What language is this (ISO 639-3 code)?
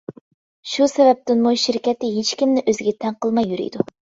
uig